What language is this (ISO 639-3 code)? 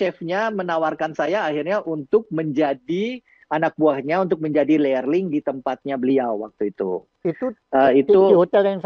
ind